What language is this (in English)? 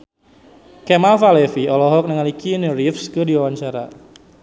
Sundanese